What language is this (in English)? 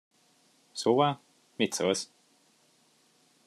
Hungarian